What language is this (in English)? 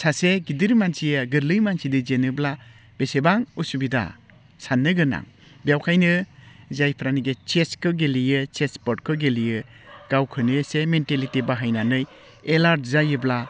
Bodo